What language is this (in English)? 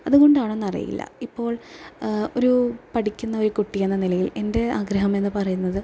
Malayalam